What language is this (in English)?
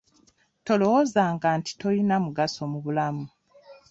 Ganda